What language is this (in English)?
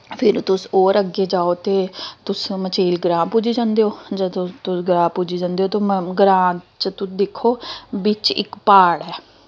Dogri